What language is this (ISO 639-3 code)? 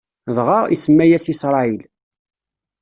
kab